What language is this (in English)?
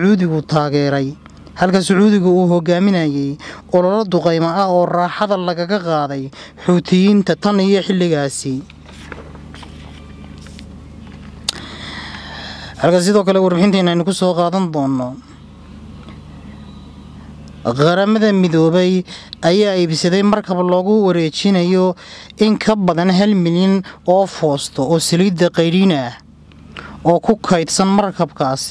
Arabic